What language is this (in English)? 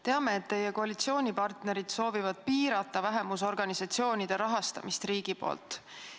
Estonian